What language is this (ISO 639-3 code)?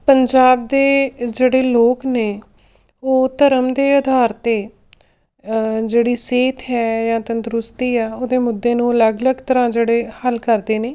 pan